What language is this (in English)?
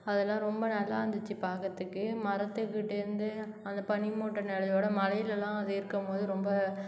Tamil